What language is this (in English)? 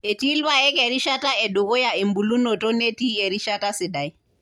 Masai